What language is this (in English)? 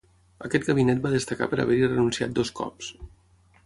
Catalan